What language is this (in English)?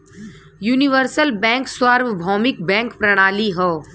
Bhojpuri